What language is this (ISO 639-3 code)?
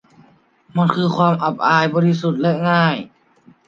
tha